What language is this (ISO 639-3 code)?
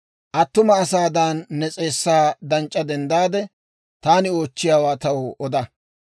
dwr